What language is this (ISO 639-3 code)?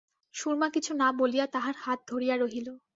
ben